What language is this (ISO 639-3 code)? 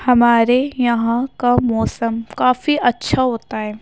urd